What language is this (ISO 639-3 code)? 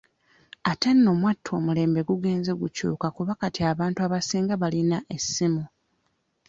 lug